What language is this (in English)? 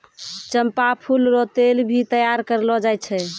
Maithili